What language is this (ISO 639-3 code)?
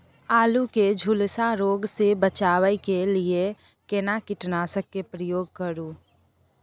mai